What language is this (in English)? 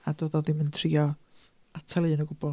Welsh